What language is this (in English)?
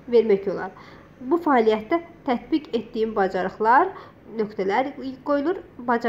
Turkish